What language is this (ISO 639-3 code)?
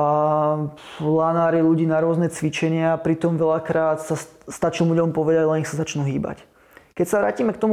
slk